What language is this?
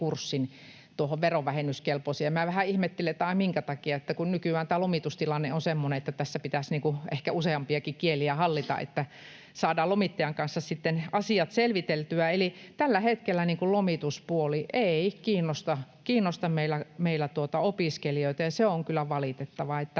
Finnish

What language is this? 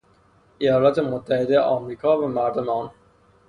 Persian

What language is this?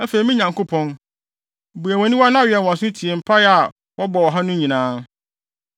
Akan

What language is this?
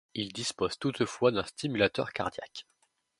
French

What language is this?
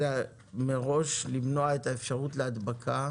Hebrew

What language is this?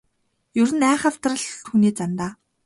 Mongolian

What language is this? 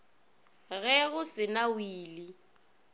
Northern Sotho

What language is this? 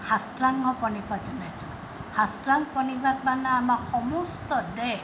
Assamese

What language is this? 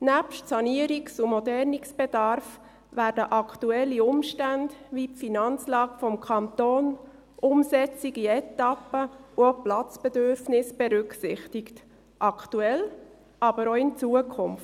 Swiss German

